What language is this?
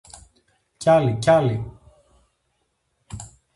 Greek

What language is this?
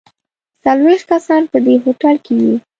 Pashto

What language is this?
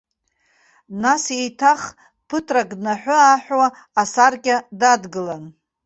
Abkhazian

